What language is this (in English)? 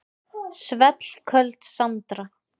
Icelandic